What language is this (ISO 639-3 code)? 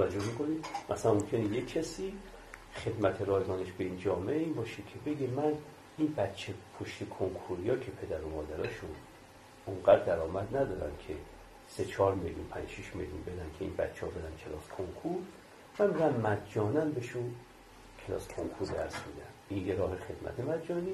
fas